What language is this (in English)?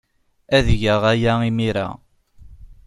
Kabyle